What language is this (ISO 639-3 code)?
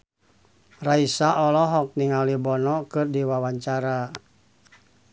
sun